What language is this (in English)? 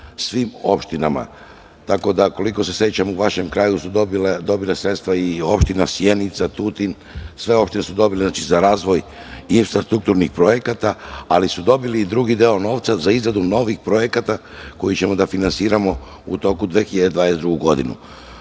Serbian